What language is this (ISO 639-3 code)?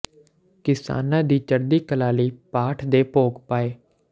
pan